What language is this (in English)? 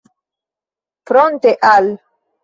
Esperanto